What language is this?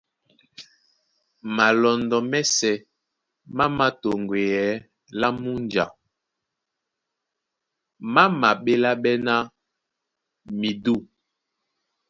Duala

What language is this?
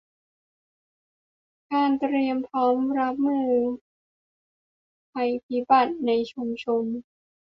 Thai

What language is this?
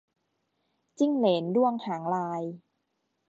Thai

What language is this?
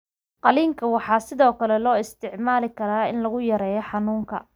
Somali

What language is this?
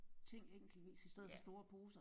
Danish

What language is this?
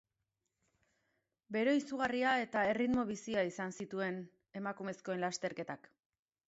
Basque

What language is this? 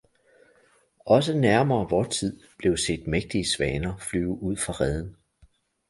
Danish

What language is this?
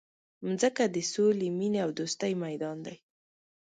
Pashto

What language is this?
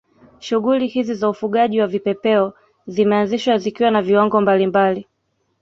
Swahili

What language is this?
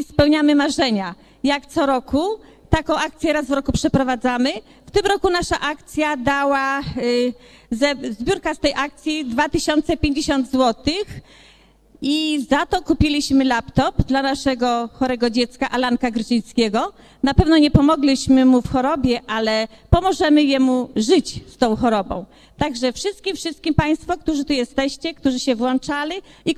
Polish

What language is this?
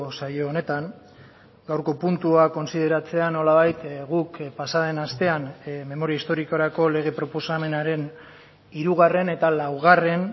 Basque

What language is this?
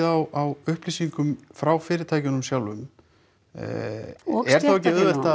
Icelandic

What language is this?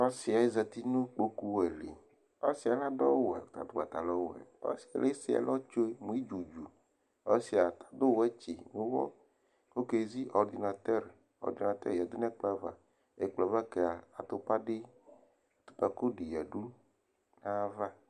Ikposo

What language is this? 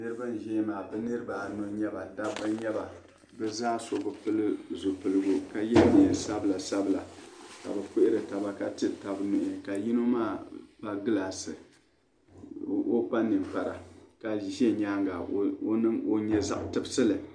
Dagbani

